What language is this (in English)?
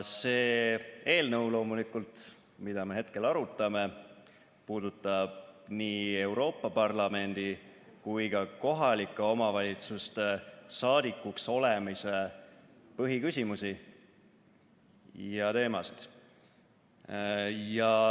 Estonian